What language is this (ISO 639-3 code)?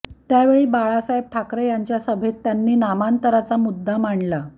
mar